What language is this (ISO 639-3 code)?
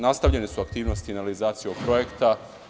srp